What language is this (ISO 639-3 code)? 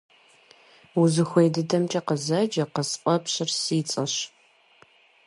kbd